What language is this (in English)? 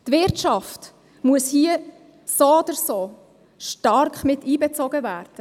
Swiss German